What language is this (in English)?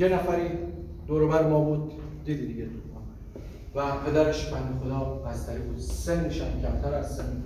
Persian